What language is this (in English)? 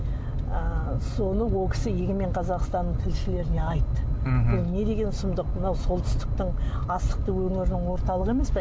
Kazakh